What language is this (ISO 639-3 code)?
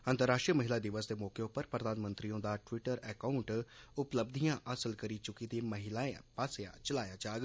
doi